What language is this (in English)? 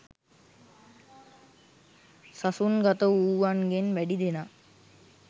Sinhala